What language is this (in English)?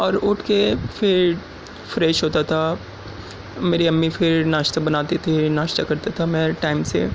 Urdu